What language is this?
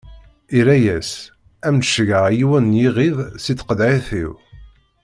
Kabyle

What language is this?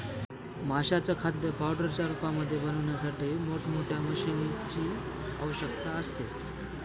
Marathi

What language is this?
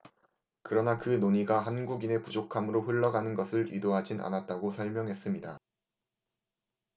Korean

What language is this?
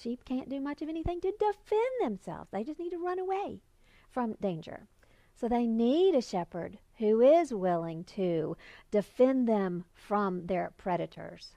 English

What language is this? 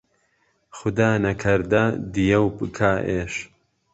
Central Kurdish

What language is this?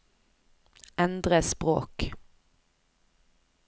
Norwegian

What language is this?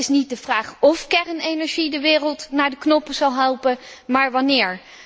Dutch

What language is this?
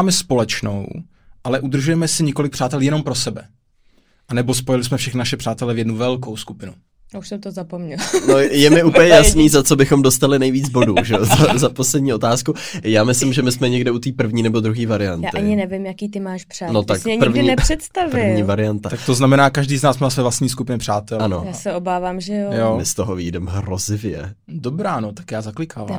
Czech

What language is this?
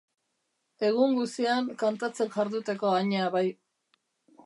Basque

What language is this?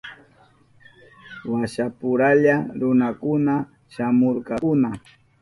Southern Pastaza Quechua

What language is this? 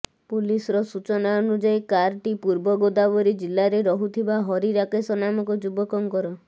Odia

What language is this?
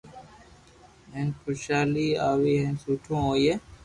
Loarki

